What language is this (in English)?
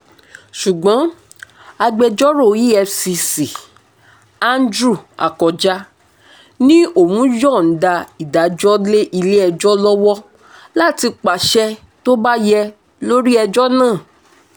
Yoruba